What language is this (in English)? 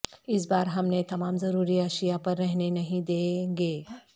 Urdu